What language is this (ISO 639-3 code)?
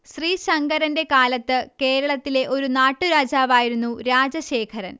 mal